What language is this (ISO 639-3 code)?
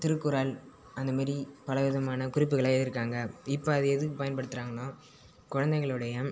tam